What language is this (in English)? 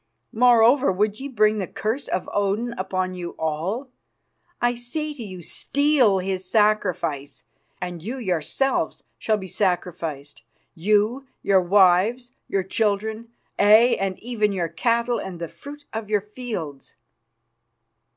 English